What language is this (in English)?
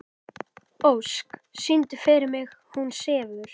Icelandic